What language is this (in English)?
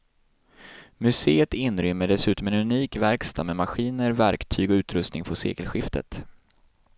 Swedish